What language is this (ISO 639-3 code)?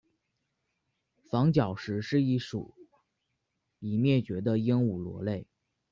zho